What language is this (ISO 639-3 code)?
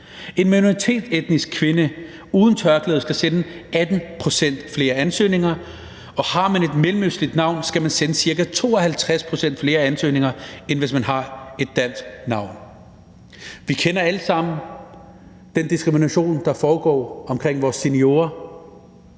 dan